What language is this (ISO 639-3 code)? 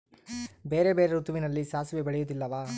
kan